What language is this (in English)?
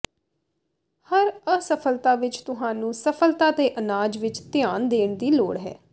Punjabi